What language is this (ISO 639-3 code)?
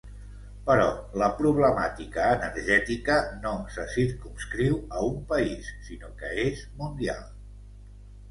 cat